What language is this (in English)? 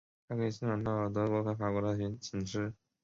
Chinese